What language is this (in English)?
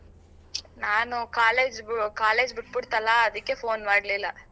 Kannada